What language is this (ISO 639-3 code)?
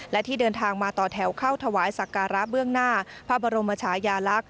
tha